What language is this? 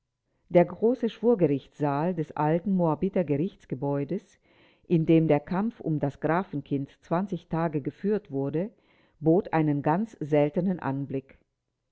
German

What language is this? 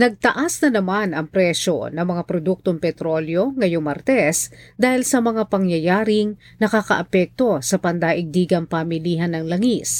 Filipino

